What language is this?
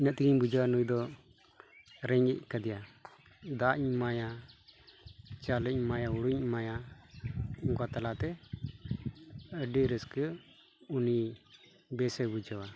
Santali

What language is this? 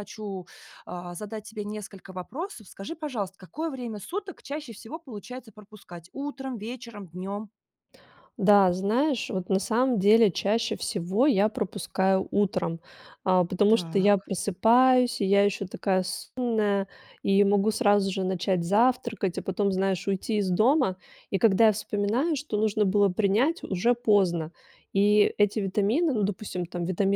Russian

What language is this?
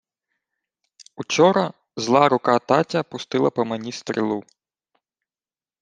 Ukrainian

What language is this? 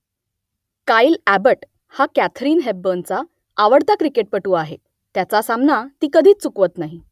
Marathi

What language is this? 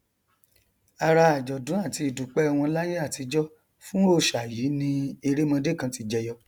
Yoruba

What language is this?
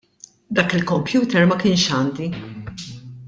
Maltese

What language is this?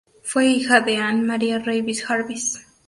Spanish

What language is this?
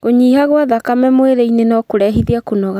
Kikuyu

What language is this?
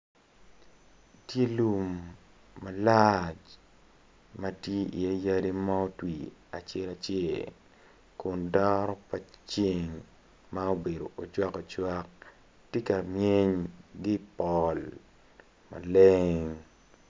Acoli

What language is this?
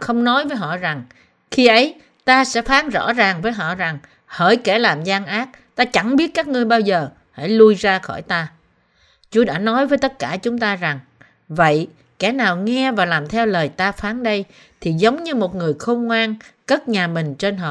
Vietnamese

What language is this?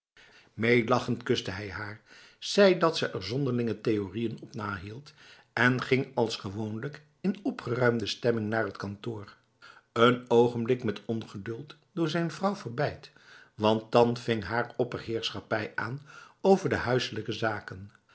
Dutch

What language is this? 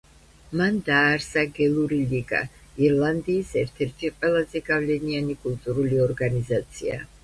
Georgian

